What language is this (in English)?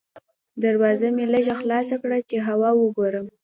Pashto